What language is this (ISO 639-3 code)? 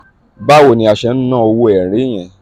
yor